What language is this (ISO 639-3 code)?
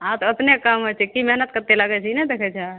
mai